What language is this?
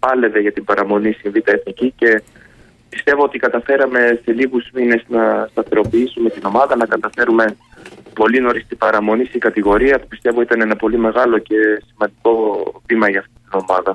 Greek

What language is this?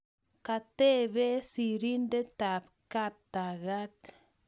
Kalenjin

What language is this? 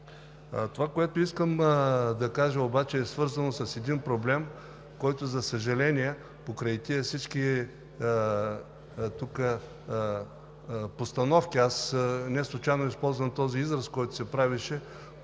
Bulgarian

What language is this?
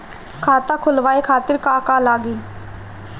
Bhojpuri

